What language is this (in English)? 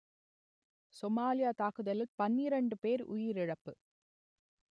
Tamil